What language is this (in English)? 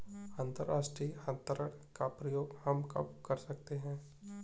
Hindi